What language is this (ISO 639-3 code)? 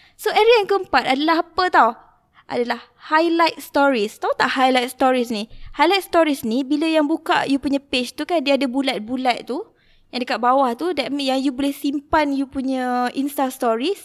msa